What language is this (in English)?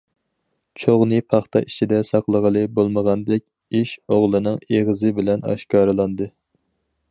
Uyghur